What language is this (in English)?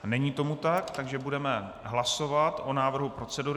Czech